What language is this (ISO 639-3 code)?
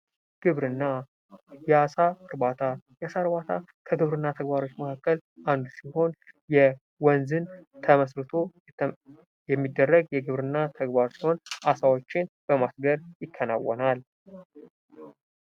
amh